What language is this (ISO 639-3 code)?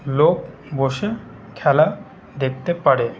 ben